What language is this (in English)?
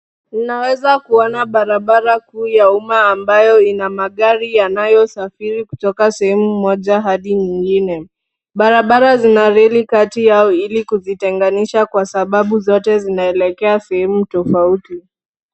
Swahili